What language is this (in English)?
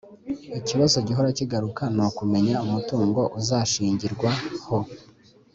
Kinyarwanda